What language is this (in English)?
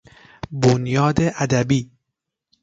Persian